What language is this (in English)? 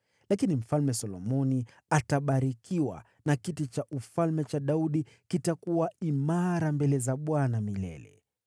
Swahili